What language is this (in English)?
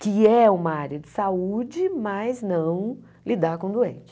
Portuguese